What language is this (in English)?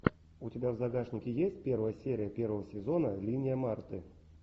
Russian